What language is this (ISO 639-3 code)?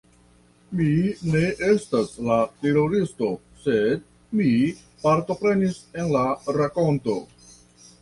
epo